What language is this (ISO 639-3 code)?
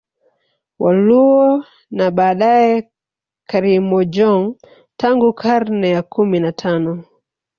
swa